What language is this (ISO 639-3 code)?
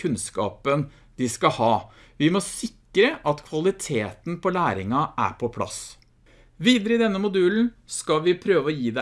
nor